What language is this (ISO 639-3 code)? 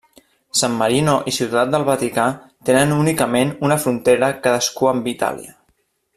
cat